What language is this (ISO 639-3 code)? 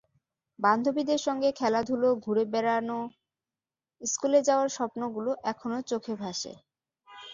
ben